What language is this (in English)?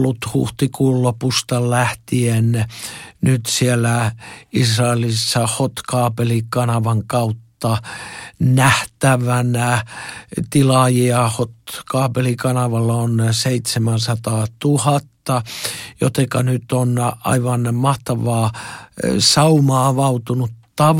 Finnish